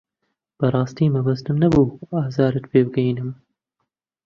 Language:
Central Kurdish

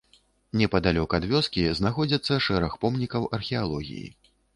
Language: Belarusian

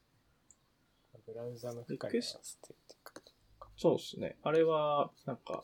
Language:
Japanese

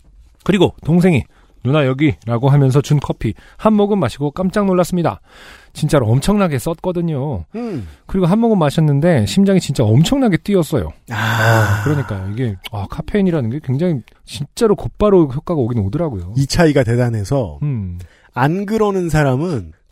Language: Korean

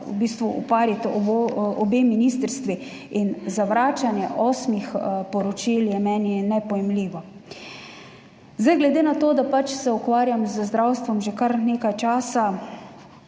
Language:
Slovenian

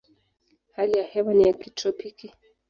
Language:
Swahili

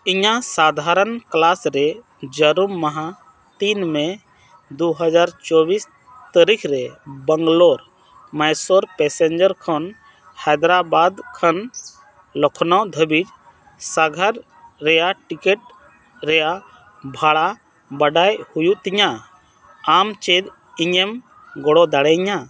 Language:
Santali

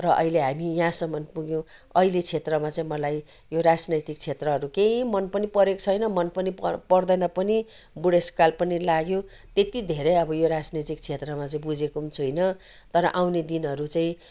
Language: Nepali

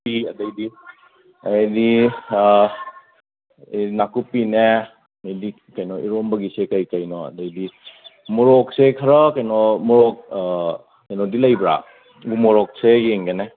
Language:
Manipuri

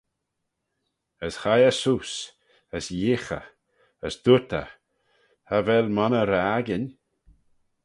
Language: Manx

